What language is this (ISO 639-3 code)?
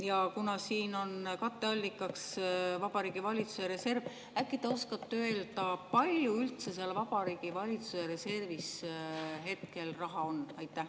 est